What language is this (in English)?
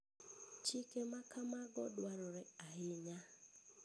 Luo (Kenya and Tanzania)